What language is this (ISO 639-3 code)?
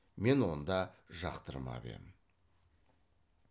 kaz